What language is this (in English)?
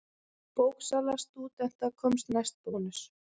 Icelandic